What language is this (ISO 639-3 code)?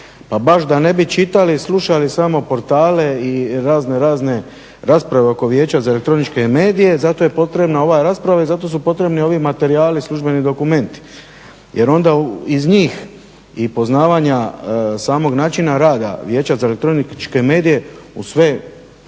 hrv